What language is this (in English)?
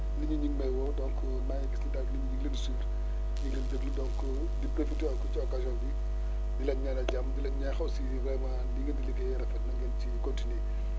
Wolof